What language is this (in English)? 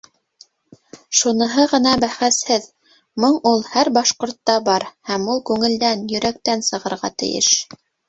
Bashkir